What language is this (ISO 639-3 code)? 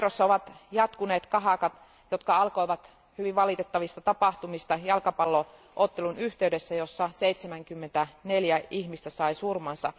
fin